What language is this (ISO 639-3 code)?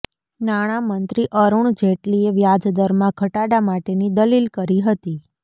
guj